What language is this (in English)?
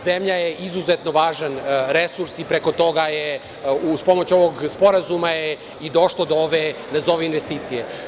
Serbian